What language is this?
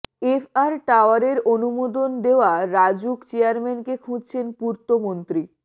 Bangla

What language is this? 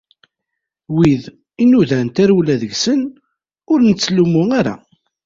Kabyle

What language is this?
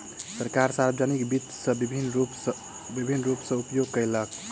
Maithili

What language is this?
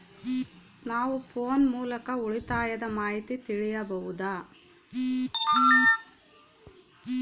Kannada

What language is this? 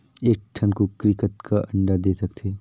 Chhattisgarhi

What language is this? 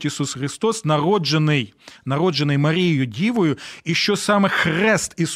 Ukrainian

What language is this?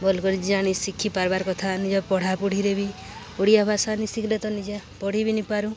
Odia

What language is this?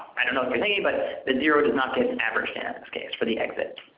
English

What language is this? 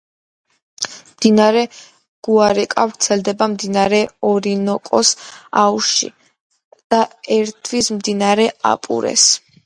Georgian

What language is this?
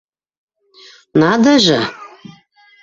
Bashkir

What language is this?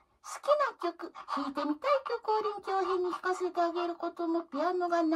Japanese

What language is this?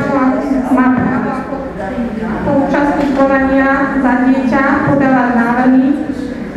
Romanian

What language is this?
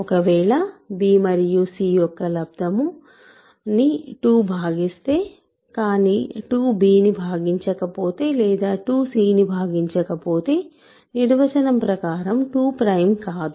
Telugu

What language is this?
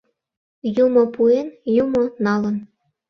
Mari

